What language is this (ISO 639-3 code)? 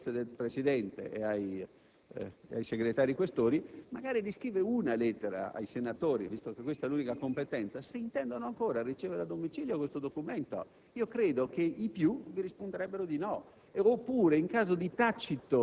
ita